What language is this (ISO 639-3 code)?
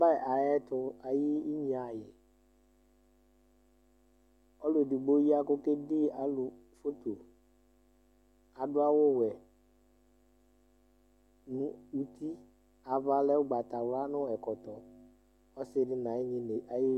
kpo